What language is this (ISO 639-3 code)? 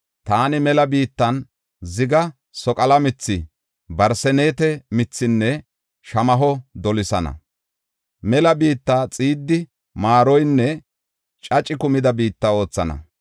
gof